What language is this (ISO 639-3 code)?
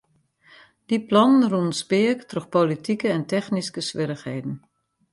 fry